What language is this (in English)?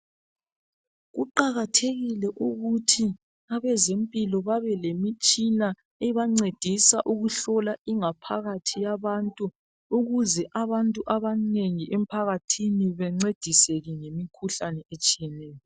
North Ndebele